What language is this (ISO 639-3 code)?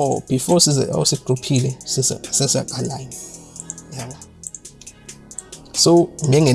eng